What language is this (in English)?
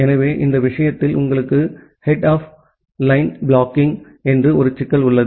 Tamil